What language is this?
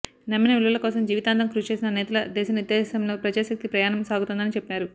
Telugu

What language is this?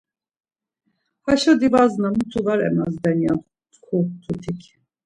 Laz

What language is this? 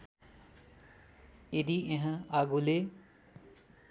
Nepali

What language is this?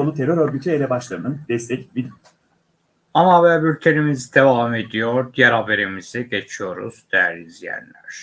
Turkish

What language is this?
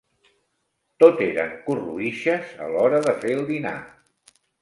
Catalan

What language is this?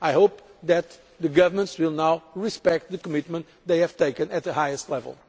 English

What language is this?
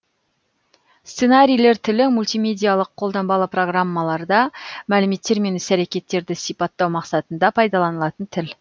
Kazakh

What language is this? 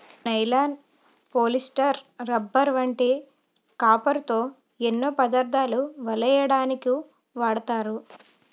Telugu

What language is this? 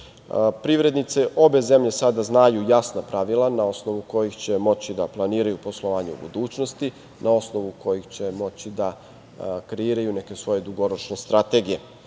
Serbian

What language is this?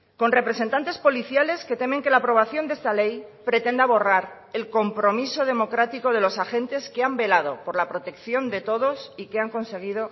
Spanish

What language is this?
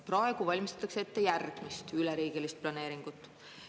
Estonian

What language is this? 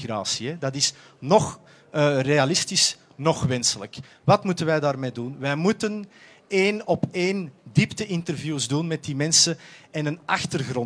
Dutch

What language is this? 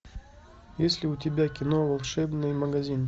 Russian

